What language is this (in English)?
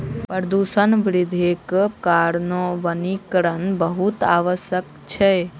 Maithili